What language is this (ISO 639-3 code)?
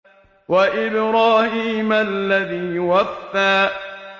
ara